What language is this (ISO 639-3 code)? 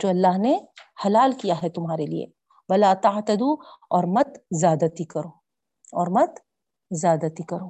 urd